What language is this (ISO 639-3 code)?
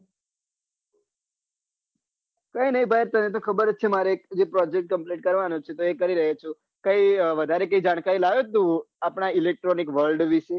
guj